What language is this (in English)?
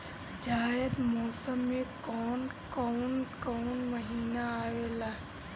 Bhojpuri